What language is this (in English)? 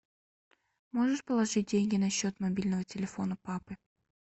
Russian